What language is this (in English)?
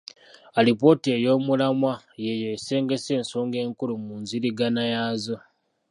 Ganda